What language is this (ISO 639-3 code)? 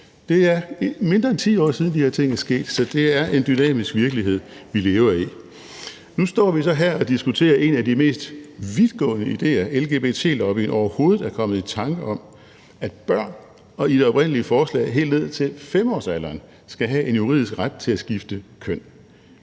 dan